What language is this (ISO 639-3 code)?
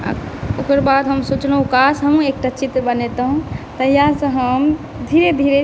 mai